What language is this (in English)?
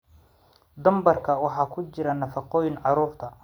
Somali